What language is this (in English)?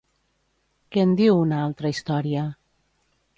Catalan